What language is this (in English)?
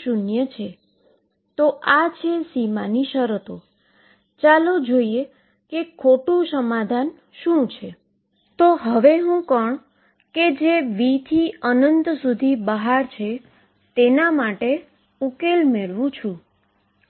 Gujarati